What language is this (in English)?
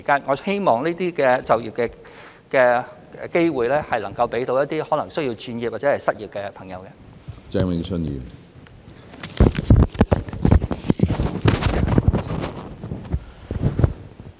Cantonese